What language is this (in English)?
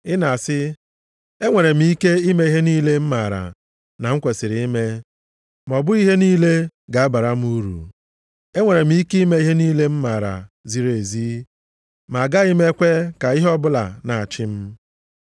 Igbo